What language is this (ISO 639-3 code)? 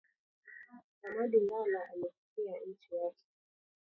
swa